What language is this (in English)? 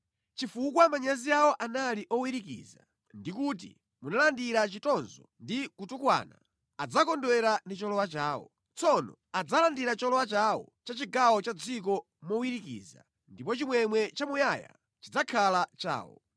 Nyanja